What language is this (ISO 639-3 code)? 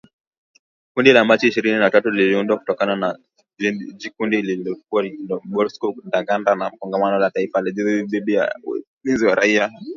swa